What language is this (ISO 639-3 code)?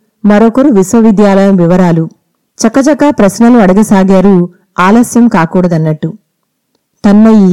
tel